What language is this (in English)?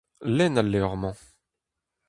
Breton